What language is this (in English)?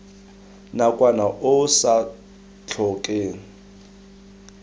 Tswana